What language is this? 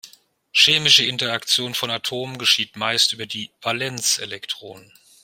German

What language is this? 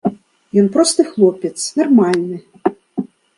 Belarusian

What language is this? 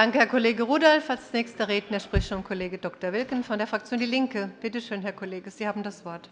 German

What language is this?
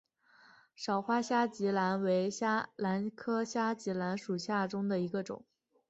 Chinese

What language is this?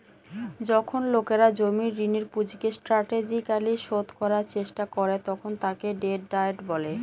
Bangla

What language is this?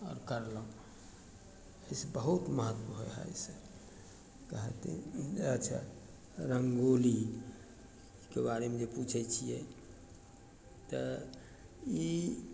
Maithili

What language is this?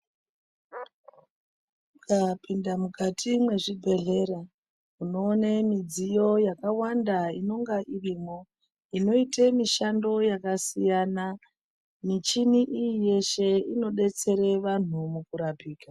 Ndau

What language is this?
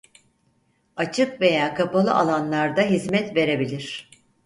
Turkish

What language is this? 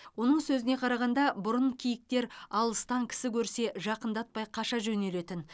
Kazakh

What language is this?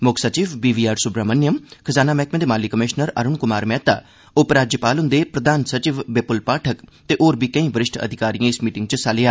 Dogri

